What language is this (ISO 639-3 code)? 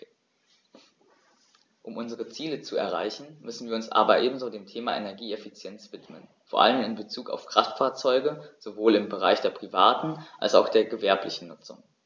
deu